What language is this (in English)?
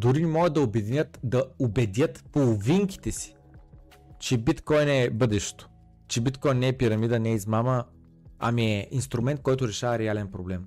Bulgarian